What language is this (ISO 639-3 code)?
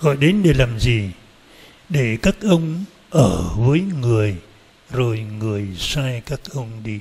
vie